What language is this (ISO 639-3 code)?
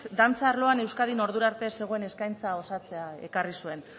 eus